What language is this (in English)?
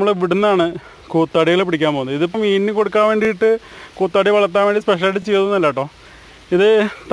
Malayalam